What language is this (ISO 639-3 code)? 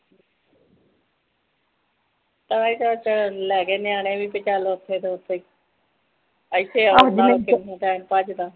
pan